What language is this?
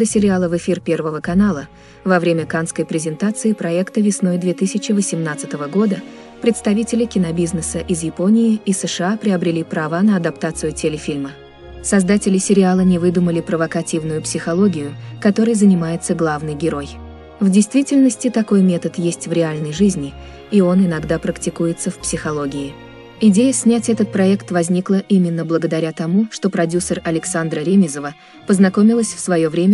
Russian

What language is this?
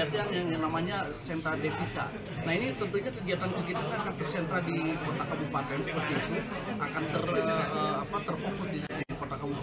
Indonesian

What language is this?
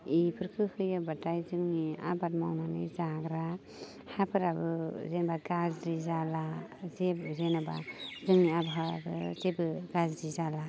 Bodo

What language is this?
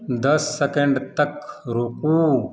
Maithili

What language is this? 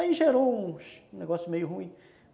Portuguese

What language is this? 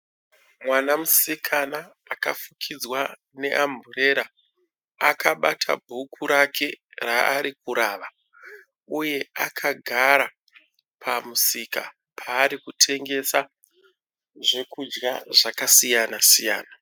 Shona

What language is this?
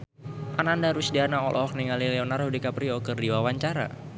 Sundanese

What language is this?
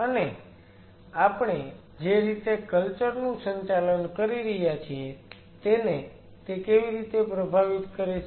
Gujarati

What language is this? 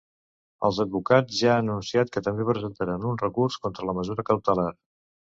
Catalan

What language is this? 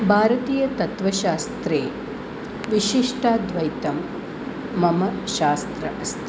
Sanskrit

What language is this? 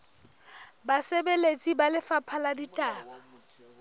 Southern Sotho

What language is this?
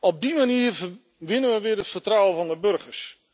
Dutch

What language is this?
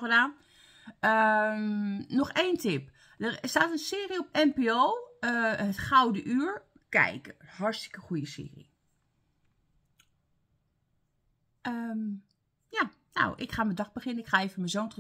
Dutch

